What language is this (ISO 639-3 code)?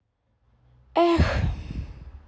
rus